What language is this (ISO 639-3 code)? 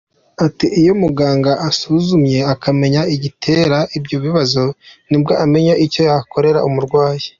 kin